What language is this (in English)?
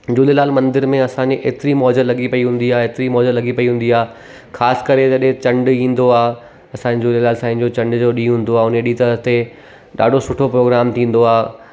Sindhi